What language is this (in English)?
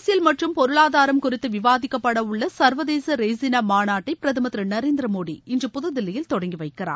Tamil